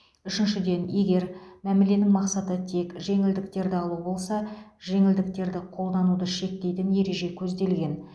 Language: Kazakh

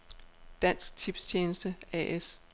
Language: Danish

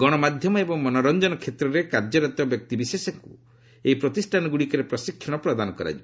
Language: Odia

